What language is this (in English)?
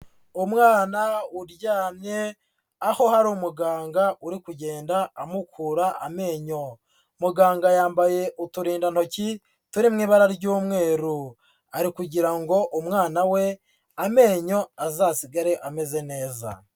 Kinyarwanda